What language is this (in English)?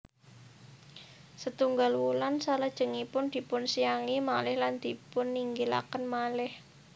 Javanese